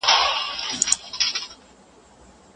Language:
Pashto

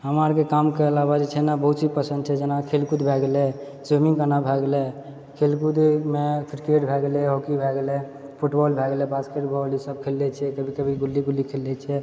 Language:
Maithili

